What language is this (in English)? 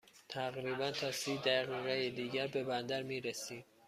Persian